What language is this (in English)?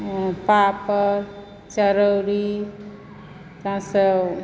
Maithili